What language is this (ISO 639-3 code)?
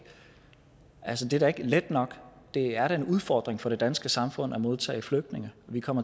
dan